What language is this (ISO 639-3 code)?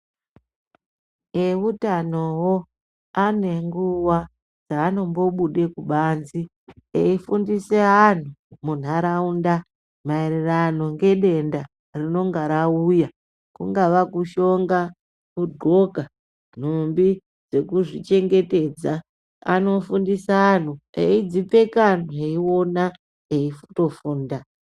ndc